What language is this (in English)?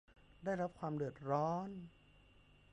Thai